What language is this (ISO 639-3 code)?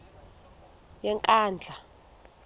xho